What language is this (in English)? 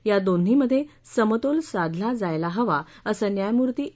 Marathi